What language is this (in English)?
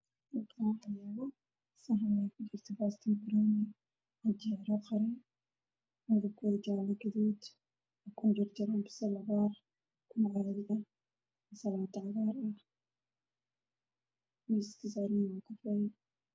Somali